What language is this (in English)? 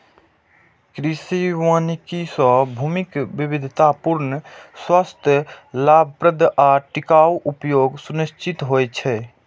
Maithili